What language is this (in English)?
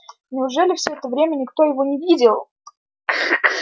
Russian